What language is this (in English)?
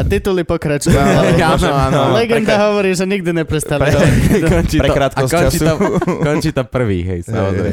Slovak